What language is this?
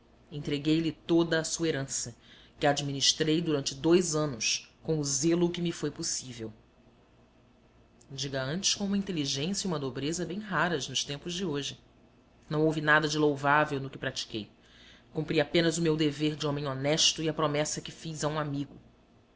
Portuguese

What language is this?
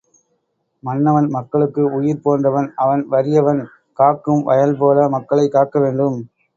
Tamil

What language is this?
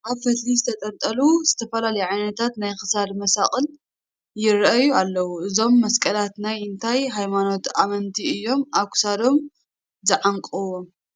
Tigrinya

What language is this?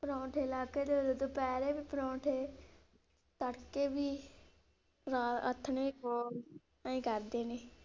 Punjabi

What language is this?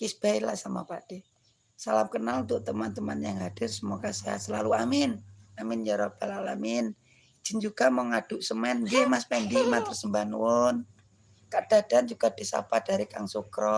Indonesian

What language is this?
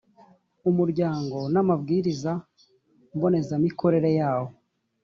Kinyarwanda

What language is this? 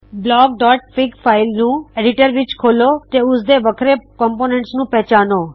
Punjabi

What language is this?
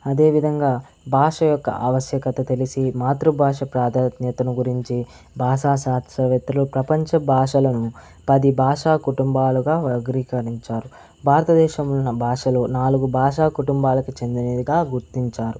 Telugu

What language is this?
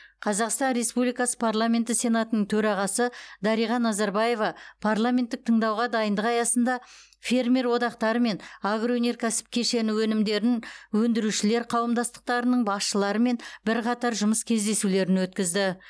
Kazakh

